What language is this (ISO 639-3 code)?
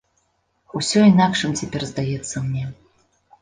bel